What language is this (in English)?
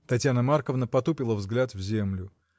Russian